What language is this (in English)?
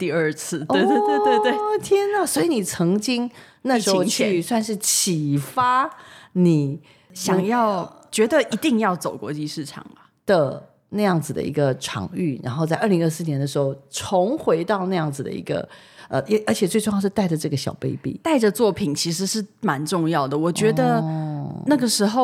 Chinese